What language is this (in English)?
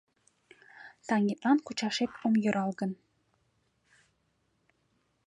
Mari